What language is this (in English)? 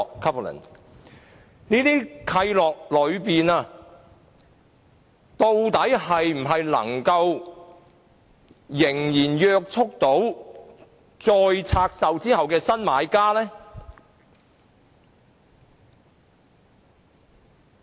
Cantonese